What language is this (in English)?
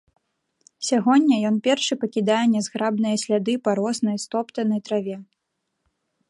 Belarusian